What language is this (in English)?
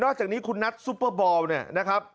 Thai